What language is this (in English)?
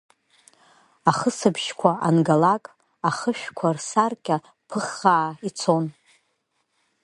Abkhazian